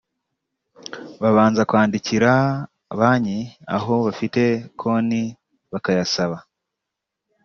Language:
Kinyarwanda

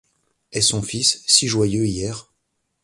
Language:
French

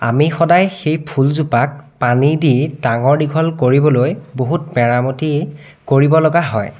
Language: Assamese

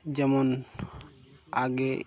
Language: Bangla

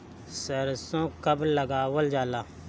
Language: Bhojpuri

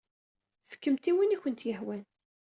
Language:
Kabyle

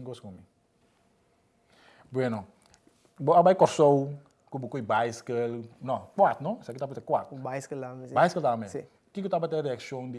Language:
Dutch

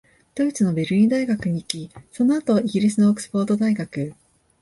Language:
Japanese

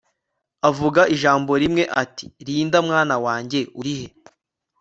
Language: Kinyarwanda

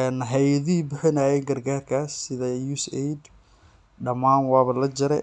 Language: Somali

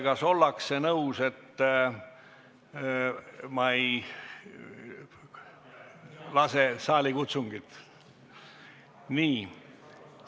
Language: Estonian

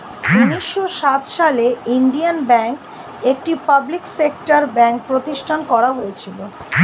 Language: Bangla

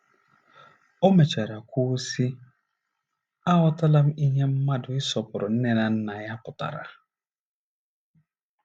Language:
Igbo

